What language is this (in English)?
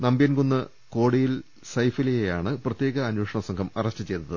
Malayalam